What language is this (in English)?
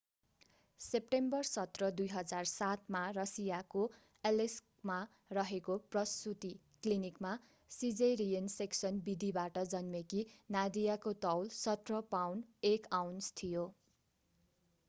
Nepali